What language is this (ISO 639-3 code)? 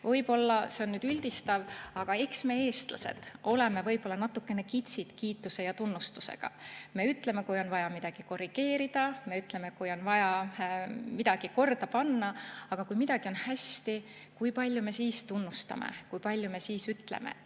est